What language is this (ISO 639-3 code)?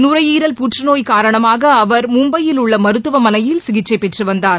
tam